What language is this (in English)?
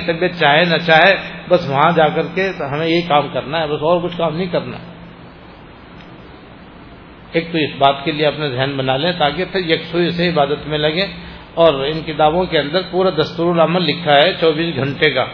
Persian